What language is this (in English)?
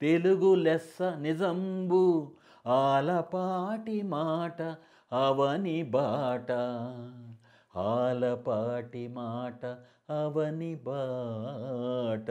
Telugu